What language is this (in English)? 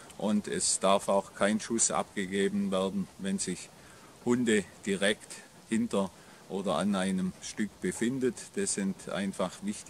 German